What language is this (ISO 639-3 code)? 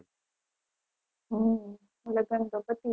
guj